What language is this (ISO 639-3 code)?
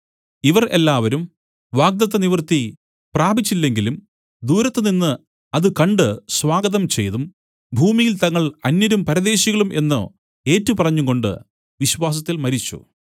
mal